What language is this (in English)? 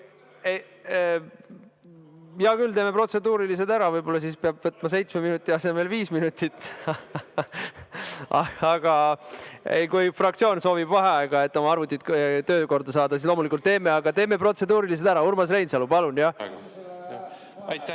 Estonian